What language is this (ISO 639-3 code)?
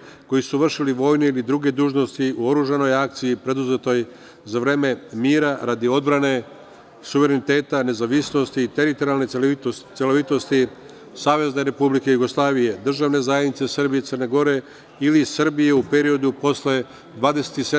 srp